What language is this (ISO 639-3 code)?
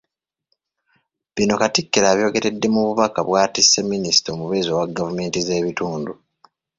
lug